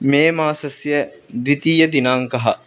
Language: Sanskrit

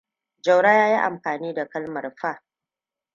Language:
Hausa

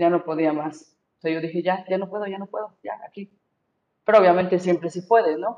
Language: Spanish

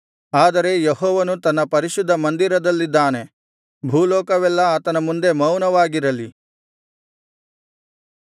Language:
Kannada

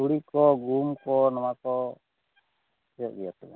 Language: Santali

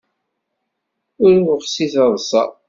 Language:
Kabyle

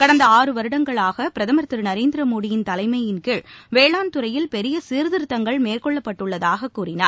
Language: Tamil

